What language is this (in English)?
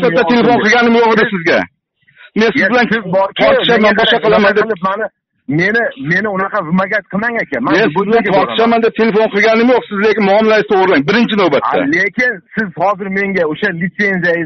Turkish